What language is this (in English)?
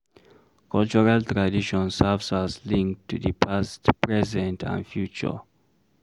Nigerian Pidgin